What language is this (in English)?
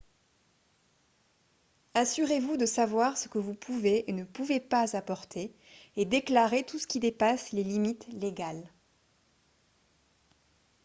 French